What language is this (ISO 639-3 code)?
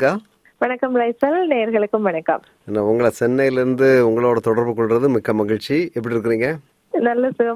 tam